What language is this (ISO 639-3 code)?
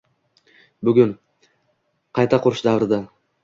uzb